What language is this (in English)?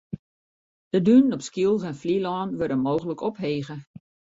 Western Frisian